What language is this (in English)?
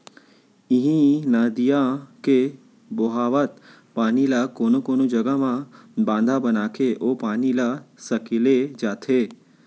Chhattisgarhi